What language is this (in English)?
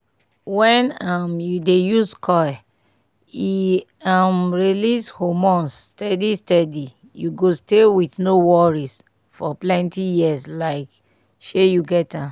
Nigerian Pidgin